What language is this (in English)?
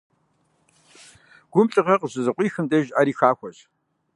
Kabardian